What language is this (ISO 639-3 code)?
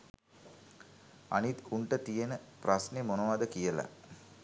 sin